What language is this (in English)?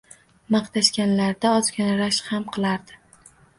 Uzbek